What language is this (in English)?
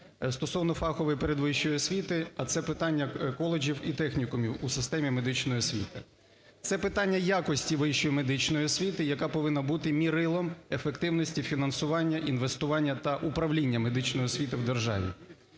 Ukrainian